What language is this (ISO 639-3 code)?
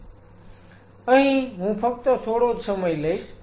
guj